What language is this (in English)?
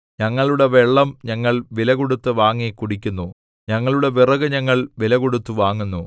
Malayalam